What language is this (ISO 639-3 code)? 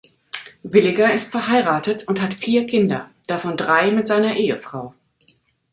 deu